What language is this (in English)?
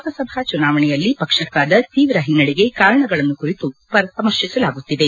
Kannada